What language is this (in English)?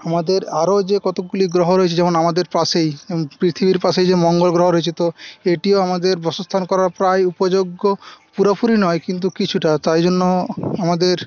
Bangla